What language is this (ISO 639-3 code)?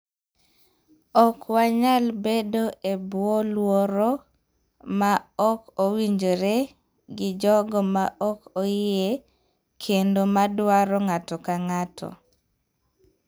luo